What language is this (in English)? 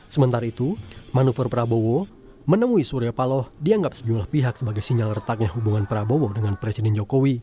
Indonesian